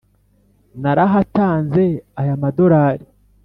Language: Kinyarwanda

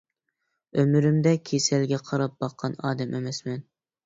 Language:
Uyghur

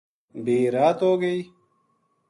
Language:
Gujari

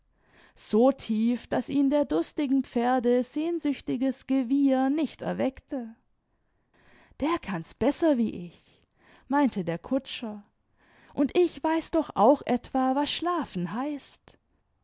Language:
German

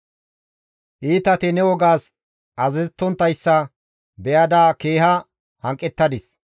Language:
Gamo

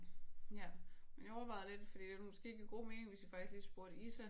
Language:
Danish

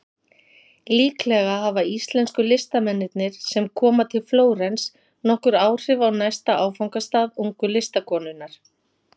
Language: Icelandic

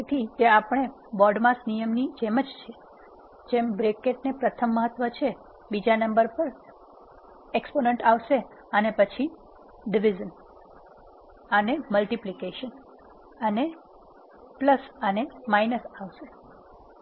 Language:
Gujarati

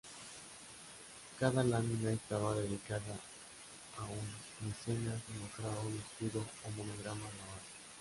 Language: Spanish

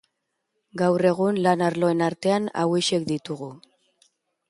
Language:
Basque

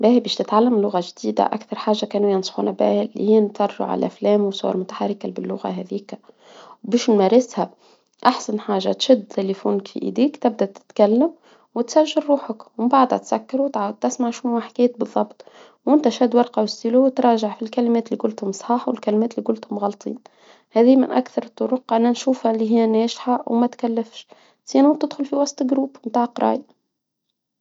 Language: Tunisian Arabic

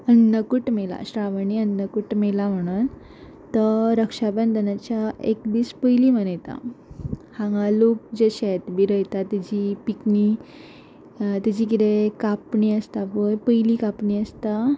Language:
Konkani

